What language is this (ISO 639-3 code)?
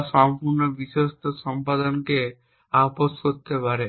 ben